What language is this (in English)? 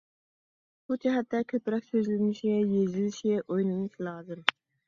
Uyghur